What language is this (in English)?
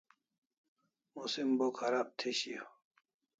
Kalasha